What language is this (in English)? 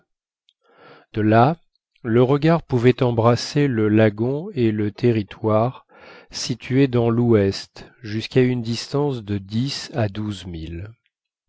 French